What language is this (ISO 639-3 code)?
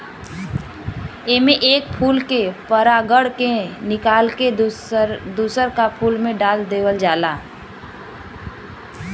bho